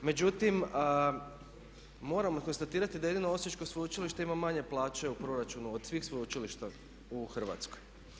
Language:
Croatian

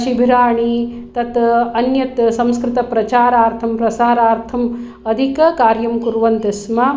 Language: Sanskrit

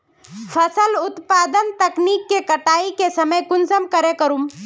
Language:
Magahi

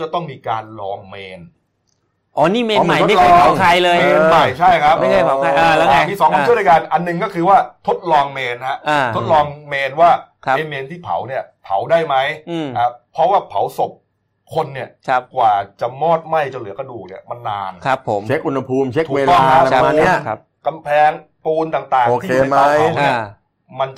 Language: Thai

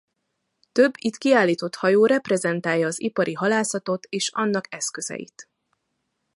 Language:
Hungarian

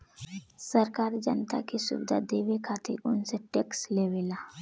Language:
Bhojpuri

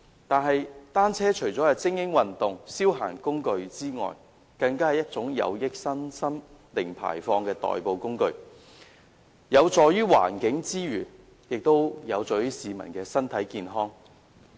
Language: Cantonese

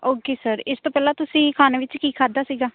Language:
Punjabi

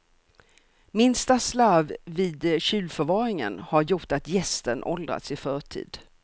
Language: Swedish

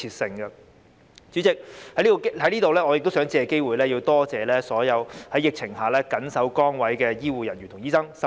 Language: Cantonese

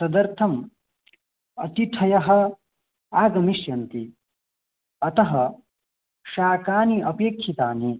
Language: Sanskrit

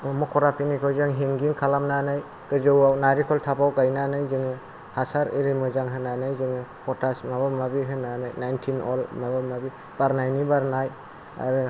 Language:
Bodo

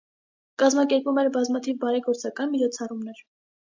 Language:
Armenian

